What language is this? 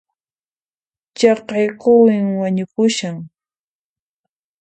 Puno Quechua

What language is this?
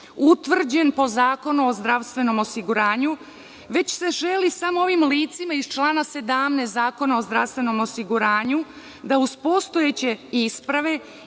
Serbian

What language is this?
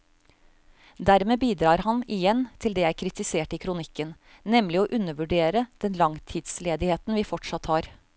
Norwegian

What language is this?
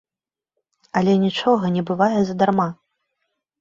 Belarusian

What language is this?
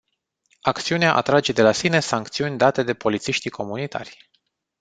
Romanian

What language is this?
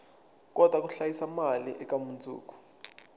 Tsonga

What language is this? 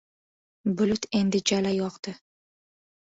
Uzbek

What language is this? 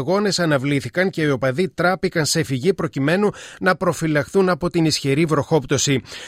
Greek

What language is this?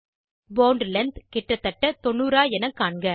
Tamil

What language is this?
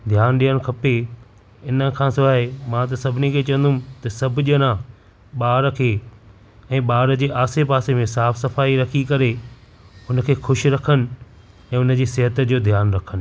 Sindhi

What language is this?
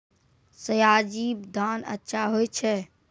Maithili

